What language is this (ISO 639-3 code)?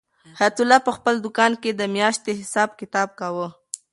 pus